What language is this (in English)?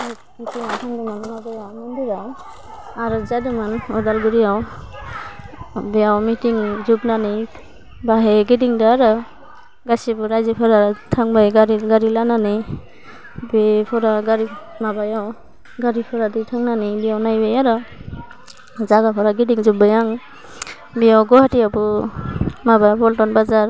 Bodo